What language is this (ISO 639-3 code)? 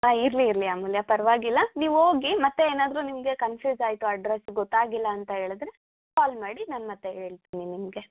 kan